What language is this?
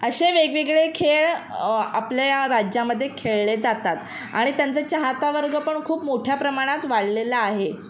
Marathi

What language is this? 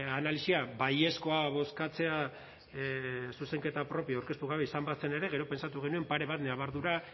Basque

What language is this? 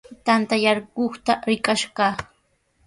Sihuas Ancash Quechua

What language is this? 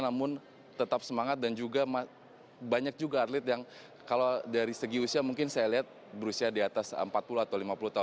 Indonesian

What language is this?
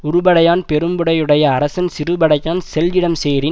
Tamil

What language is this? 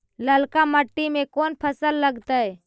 Magahi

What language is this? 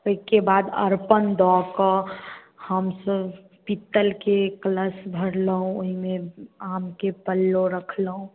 Maithili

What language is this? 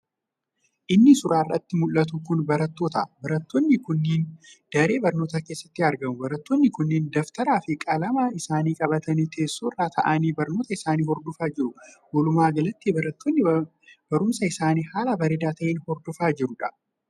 Oromo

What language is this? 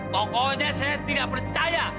Indonesian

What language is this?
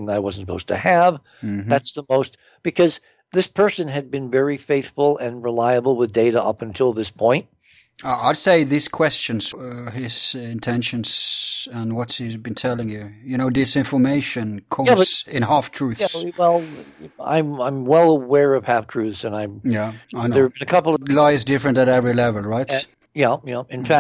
English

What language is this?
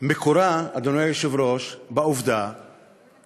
Hebrew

